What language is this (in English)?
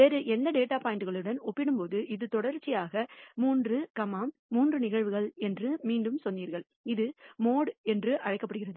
Tamil